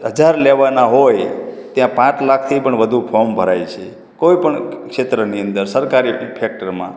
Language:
Gujarati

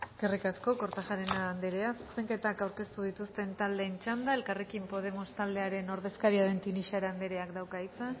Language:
Basque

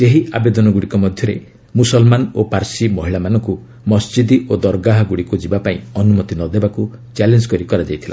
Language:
Odia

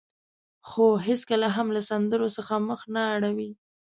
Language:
Pashto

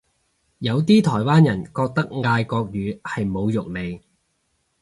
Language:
Cantonese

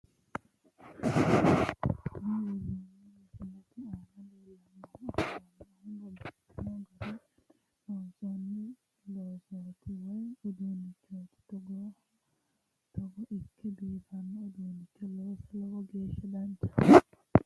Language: Sidamo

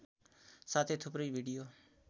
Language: Nepali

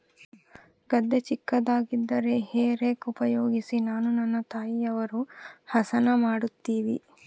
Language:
Kannada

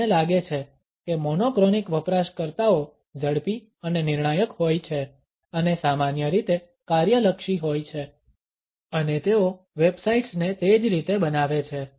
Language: Gujarati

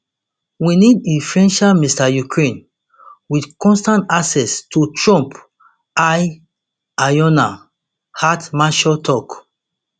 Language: Nigerian Pidgin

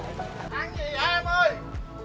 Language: Vietnamese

